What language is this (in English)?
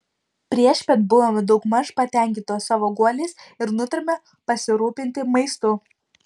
Lithuanian